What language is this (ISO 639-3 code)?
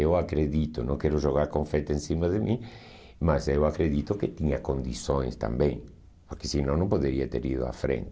por